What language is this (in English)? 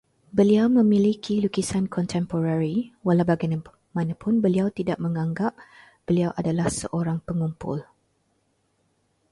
Malay